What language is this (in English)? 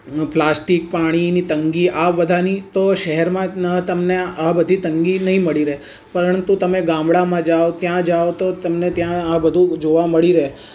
Gujarati